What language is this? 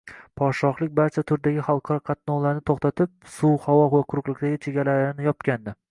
Uzbek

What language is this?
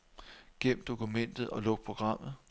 Danish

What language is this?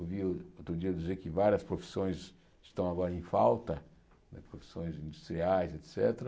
Portuguese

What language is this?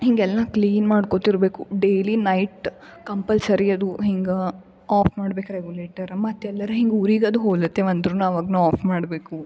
Kannada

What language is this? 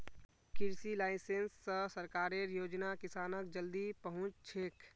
Magahi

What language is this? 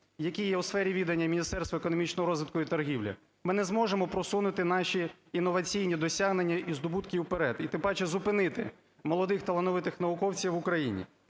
Ukrainian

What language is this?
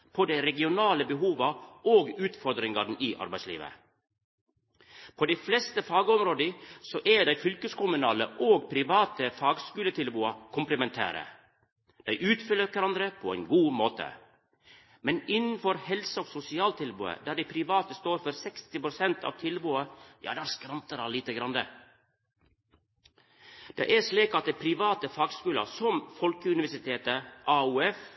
Norwegian Nynorsk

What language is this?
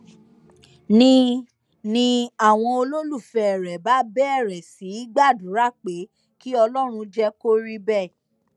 Yoruba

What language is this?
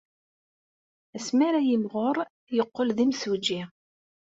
Kabyle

